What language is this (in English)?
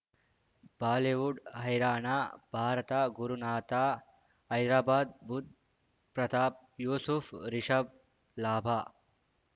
Kannada